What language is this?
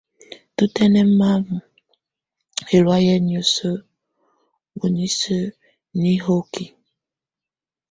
Tunen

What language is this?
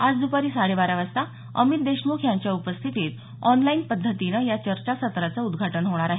Marathi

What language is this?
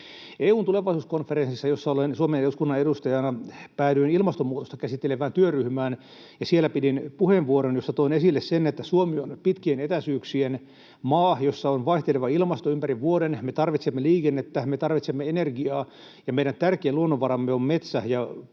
Finnish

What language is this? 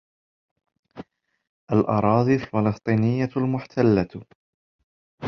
Arabic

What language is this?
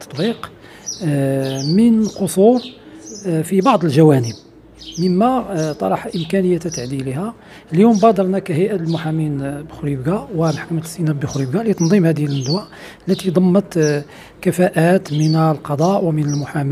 Arabic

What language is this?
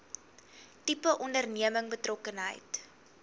Afrikaans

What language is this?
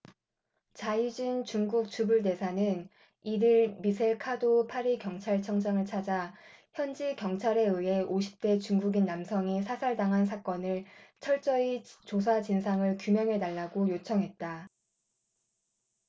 Korean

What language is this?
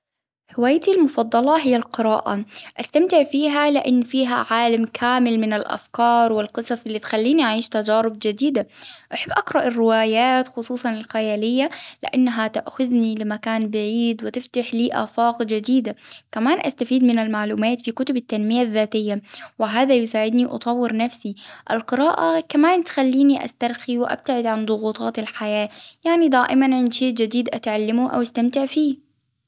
Hijazi Arabic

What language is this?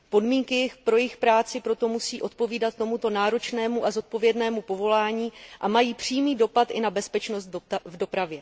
Czech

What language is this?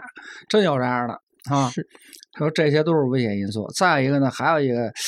Chinese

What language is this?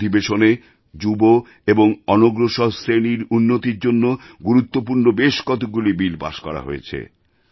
Bangla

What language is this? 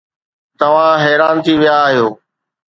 Sindhi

